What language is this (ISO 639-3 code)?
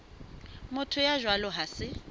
sot